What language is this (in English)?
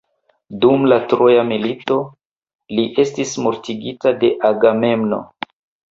Esperanto